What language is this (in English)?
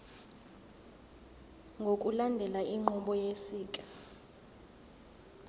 Zulu